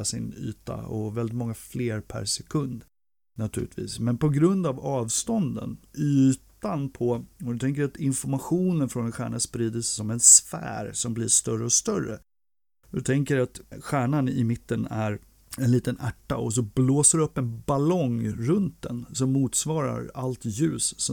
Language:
Swedish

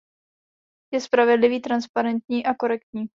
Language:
Czech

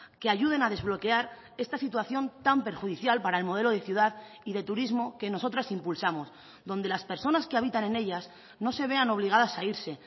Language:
Spanish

